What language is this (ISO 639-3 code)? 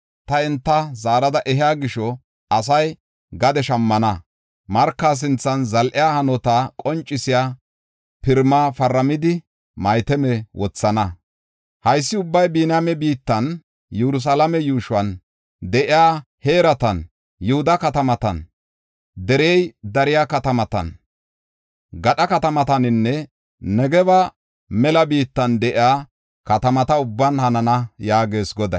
gof